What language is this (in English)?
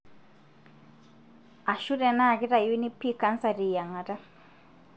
Masai